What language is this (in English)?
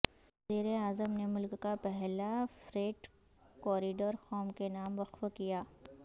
Urdu